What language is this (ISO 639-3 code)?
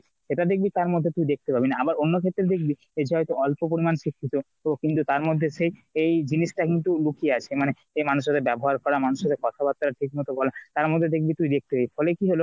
ben